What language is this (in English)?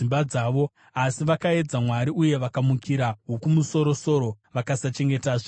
Shona